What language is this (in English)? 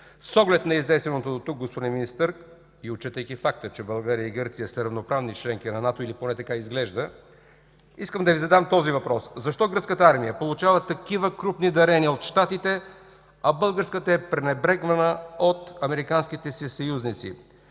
Bulgarian